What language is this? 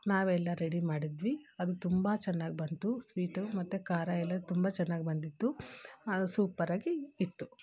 Kannada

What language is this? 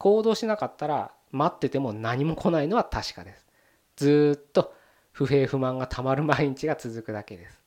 Japanese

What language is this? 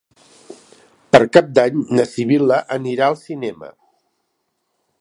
Catalan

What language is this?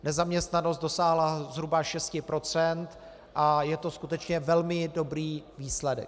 Czech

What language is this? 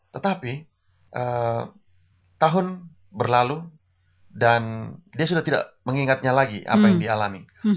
Indonesian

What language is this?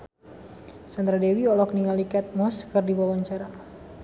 Sundanese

